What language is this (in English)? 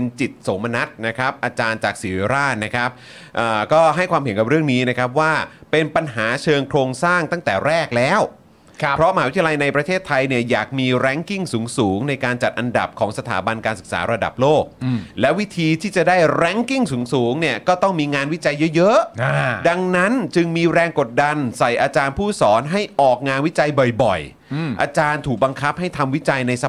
Thai